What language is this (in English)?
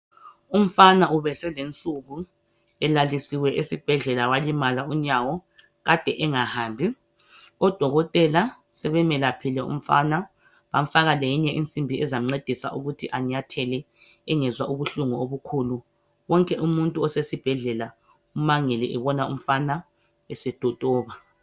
North Ndebele